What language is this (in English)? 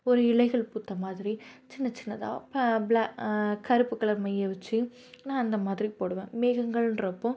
Tamil